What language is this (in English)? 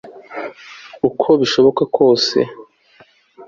Kinyarwanda